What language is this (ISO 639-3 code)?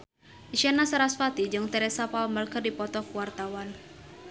sun